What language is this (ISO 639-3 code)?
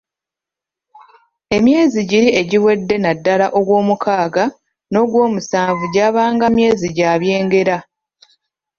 lug